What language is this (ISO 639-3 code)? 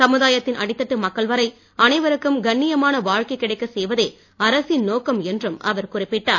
tam